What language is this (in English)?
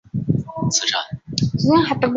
Chinese